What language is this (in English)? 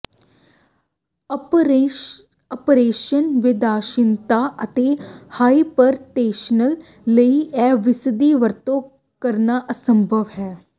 Punjabi